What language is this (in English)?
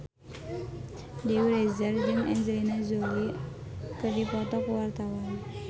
Sundanese